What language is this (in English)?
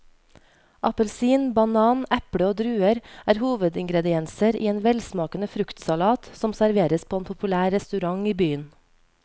Norwegian